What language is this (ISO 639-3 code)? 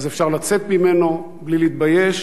heb